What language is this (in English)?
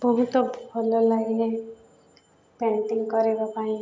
Odia